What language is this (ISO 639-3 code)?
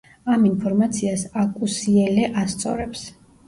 kat